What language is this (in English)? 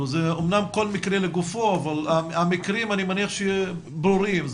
Hebrew